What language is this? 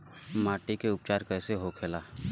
Bhojpuri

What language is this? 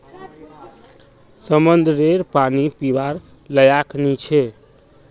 Magahi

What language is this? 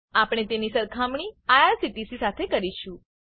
Gujarati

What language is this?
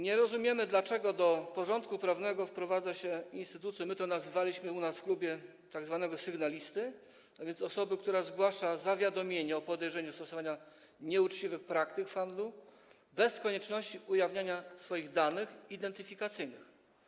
Polish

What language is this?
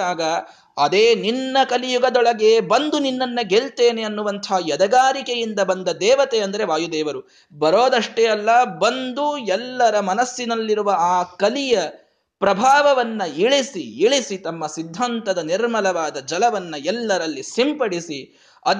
Kannada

